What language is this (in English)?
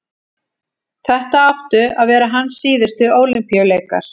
Icelandic